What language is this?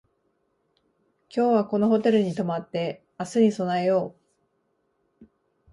Japanese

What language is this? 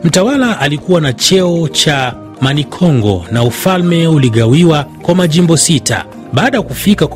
Swahili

